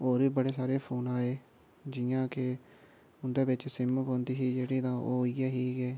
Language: Dogri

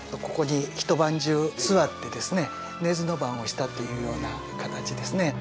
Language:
Japanese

